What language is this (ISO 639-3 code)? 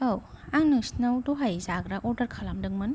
brx